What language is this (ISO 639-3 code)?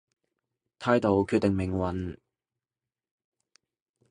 yue